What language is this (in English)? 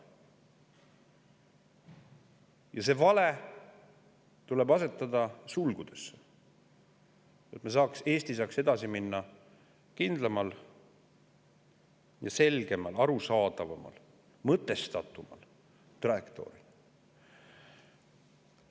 Estonian